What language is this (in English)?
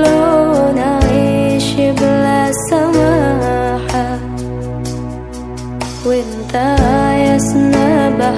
Malay